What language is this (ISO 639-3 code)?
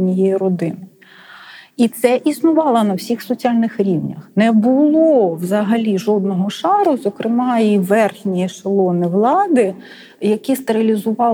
ukr